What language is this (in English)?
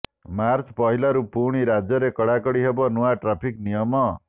Odia